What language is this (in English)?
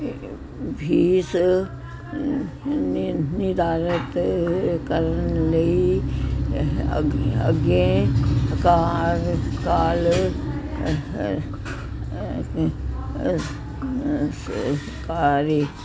Punjabi